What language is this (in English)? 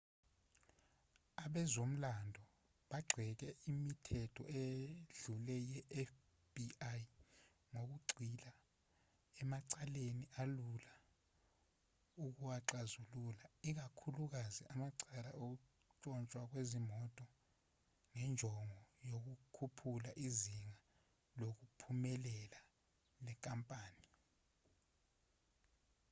Zulu